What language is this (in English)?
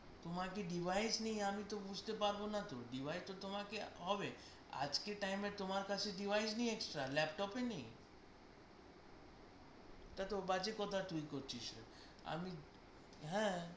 Bangla